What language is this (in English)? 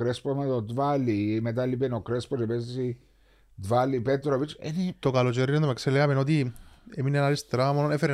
Greek